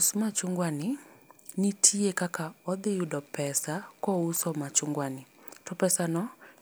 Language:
Luo (Kenya and Tanzania)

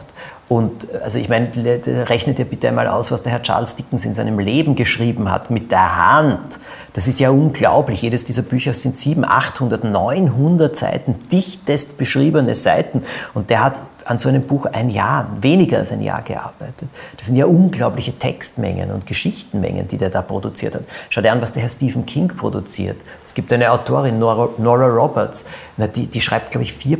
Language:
German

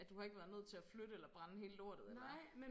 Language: Danish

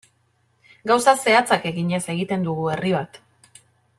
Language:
Basque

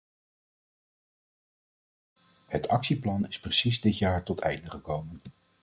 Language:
Dutch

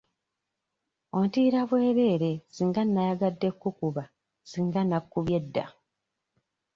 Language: Ganda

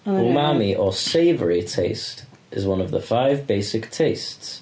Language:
English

